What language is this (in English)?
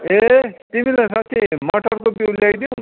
Nepali